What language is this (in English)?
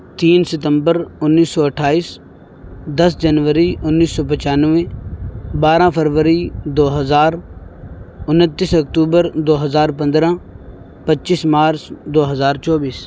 Urdu